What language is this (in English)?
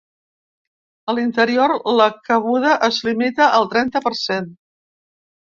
Catalan